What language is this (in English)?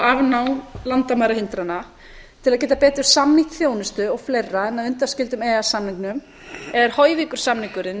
Icelandic